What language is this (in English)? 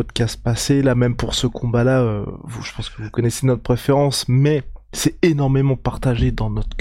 French